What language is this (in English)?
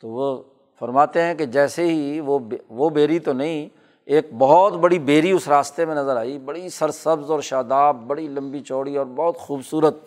Urdu